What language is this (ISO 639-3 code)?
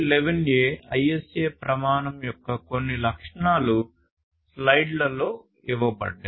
tel